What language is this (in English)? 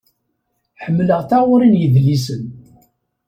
Kabyle